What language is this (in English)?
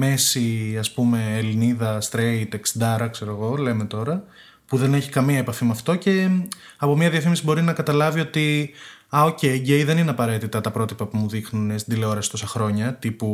Greek